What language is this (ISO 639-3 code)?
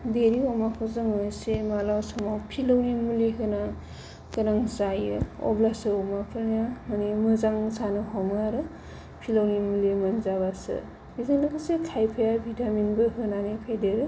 brx